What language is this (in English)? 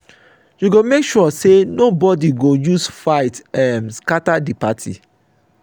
Nigerian Pidgin